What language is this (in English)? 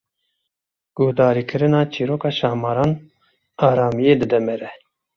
Kurdish